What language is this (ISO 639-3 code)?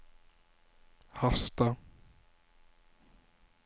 nor